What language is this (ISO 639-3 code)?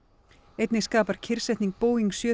isl